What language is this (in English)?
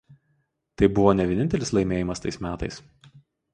Lithuanian